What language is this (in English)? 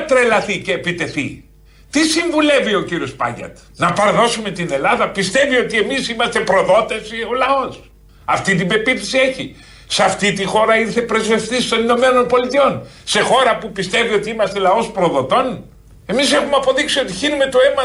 Greek